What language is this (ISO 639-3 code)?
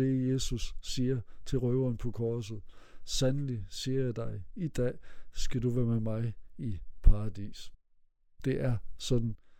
dan